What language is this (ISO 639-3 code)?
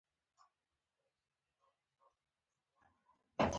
pus